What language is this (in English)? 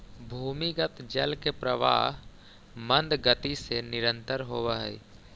Magahi